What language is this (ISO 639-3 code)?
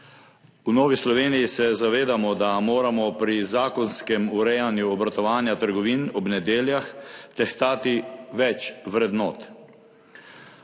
slv